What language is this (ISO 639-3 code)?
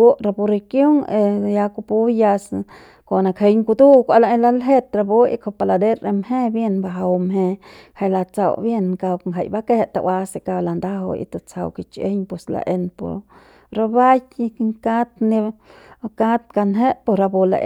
pbs